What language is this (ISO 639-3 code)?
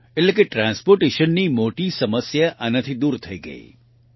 guj